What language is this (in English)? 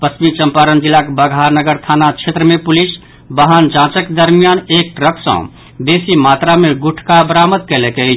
Maithili